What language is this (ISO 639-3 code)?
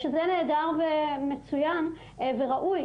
heb